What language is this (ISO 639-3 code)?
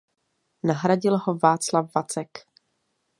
ces